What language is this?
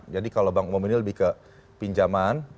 Indonesian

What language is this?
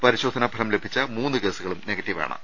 Malayalam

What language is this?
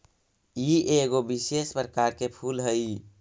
Magahi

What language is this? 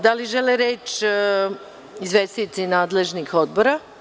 Serbian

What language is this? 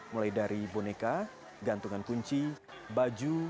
Indonesian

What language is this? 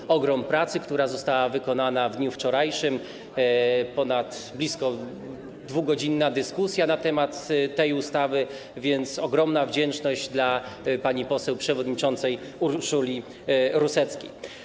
Polish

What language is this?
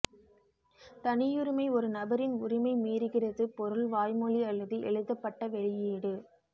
Tamil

